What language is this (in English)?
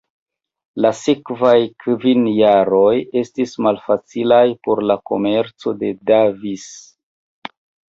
Esperanto